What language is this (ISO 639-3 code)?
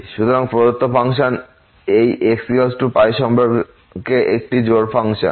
ben